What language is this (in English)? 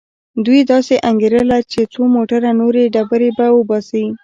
Pashto